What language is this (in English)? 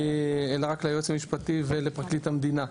Hebrew